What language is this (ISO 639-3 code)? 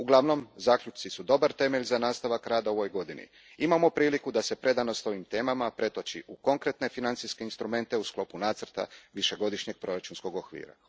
hrv